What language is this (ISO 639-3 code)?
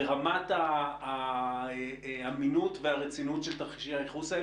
heb